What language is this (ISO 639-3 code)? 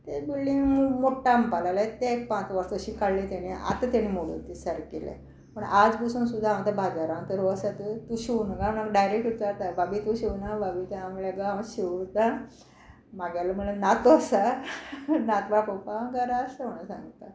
kok